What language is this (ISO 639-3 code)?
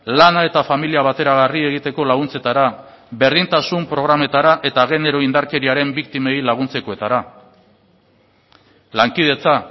eus